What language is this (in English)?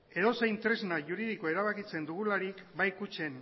Basque